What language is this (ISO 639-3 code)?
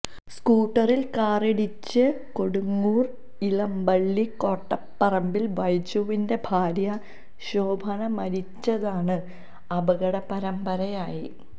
mal